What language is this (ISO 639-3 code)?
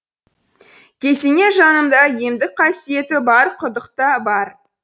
kaz